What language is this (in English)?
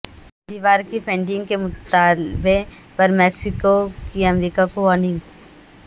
Urdu